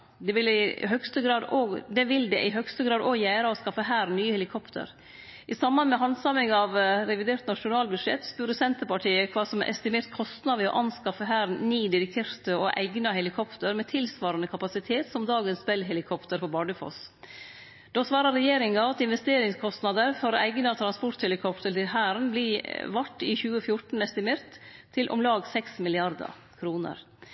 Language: Norwegian Nynorsk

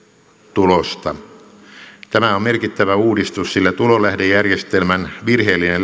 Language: Finnish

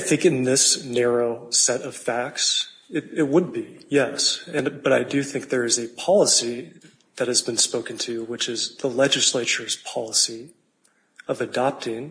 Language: English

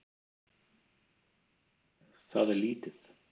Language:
Icelandic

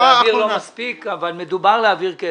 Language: Hebrew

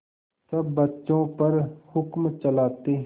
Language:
Hindi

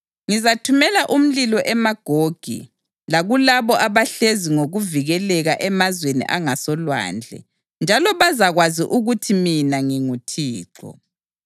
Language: North Ndebele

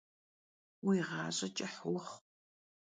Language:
Kabardian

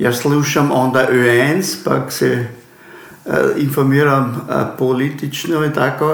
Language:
Croatian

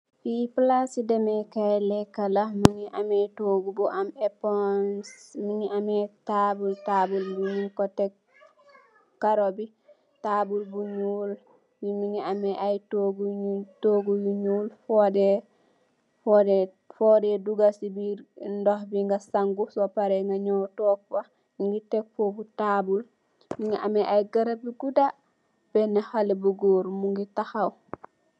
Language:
Wolof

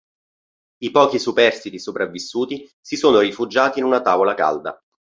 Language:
Italian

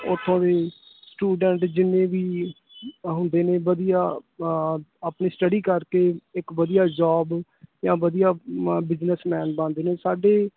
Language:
Punjabi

